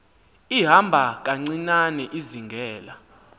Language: Xhosa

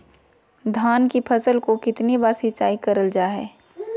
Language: Magahi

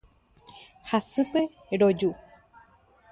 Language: Guarani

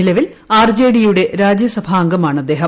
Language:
Malayalam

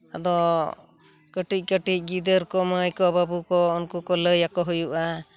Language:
Santali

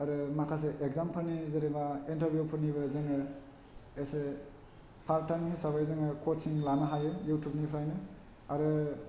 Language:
Bodo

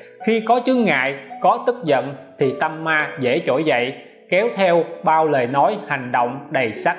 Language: Vietnamese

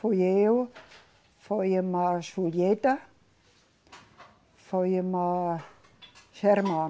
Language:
Portuguese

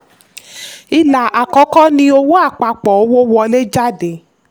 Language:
Yoruba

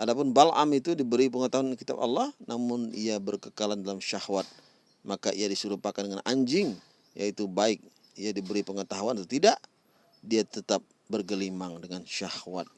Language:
Indonesian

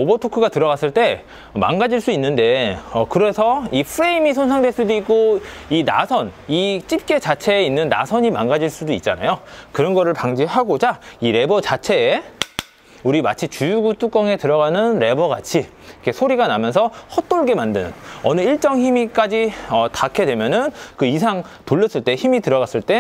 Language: Korean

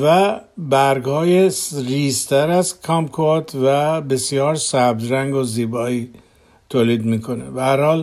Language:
Persian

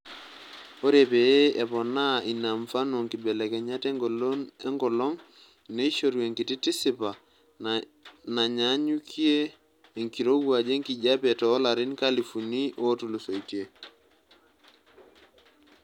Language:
Masai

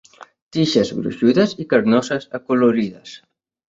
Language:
Catalan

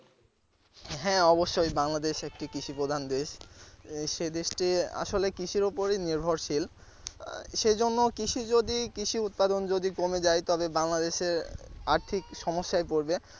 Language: Bangla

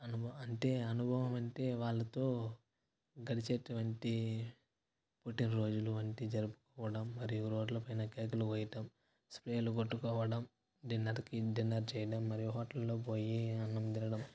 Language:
Telugu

